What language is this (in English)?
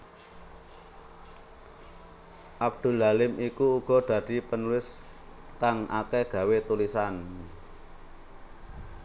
Javanese